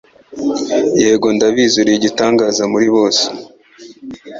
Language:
Kinyarwanda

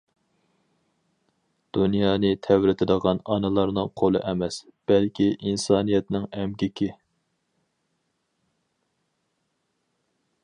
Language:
Uyghur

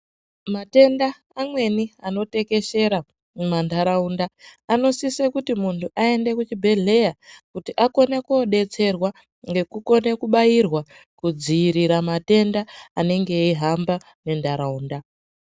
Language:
Ndau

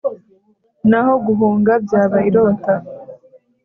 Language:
Kinyarwanda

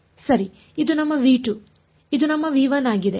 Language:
Kannada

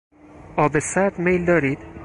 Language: Persian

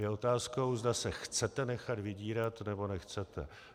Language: Czech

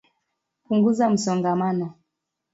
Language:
Swahili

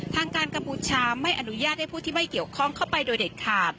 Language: Thai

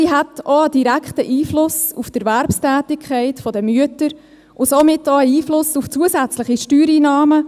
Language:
Swiss German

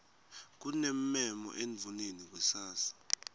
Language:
Swati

